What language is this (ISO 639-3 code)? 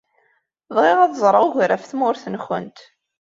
kab